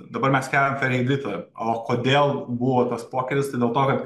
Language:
Lithuanian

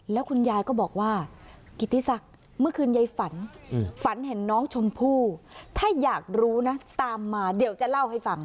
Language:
Thai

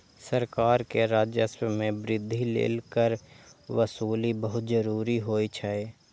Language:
Maithili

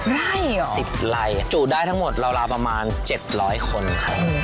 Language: Thai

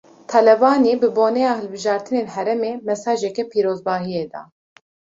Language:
Kurdish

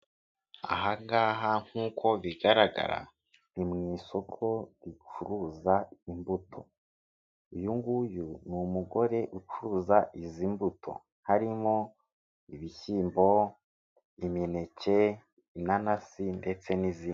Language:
Kinyarwanda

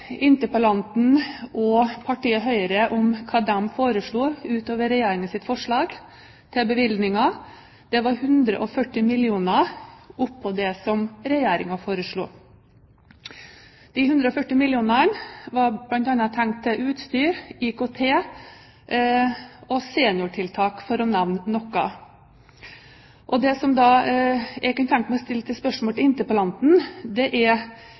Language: Norwegian Bokmål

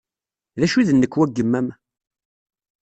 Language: Kabyle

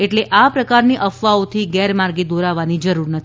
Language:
Gujarati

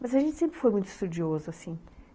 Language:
Portuguese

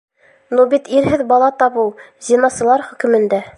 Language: Bashkir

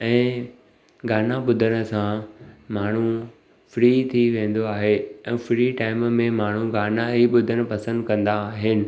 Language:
Sindhi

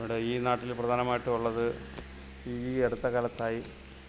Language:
Malayalam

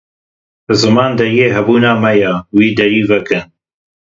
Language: Kurdish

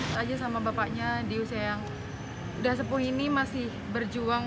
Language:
Indonesian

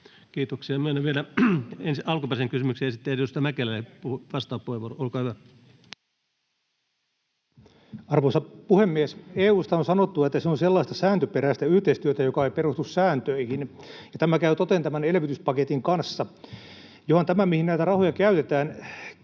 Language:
Finnish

